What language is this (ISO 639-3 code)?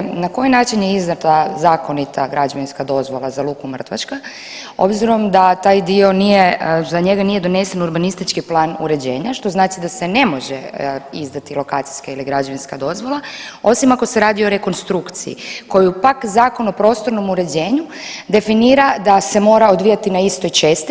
hrv